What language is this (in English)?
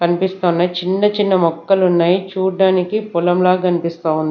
Telugu